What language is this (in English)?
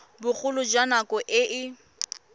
Tswana